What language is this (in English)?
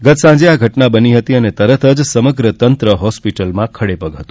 Gujarati